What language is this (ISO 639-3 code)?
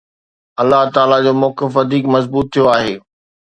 snd